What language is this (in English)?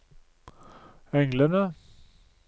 Norwegian